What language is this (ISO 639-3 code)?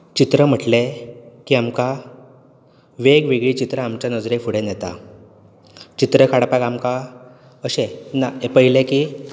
kok